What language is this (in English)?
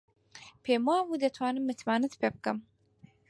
Central Kurdish